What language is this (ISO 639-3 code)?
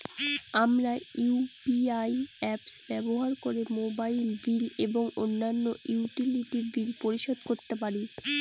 ben